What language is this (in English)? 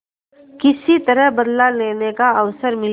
Hindi